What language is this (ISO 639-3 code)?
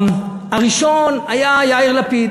heb